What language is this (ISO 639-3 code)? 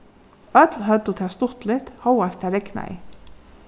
fao